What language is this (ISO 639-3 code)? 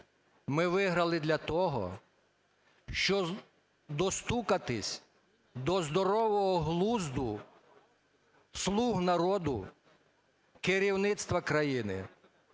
ukr